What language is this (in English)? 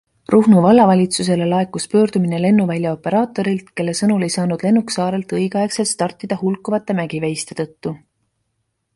Estonian